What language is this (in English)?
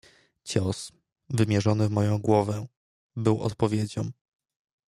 Polish